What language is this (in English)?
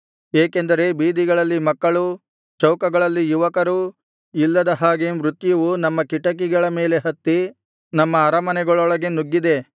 Kannada